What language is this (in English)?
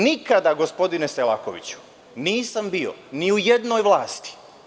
Serbian